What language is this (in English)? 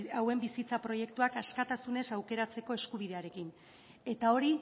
Basque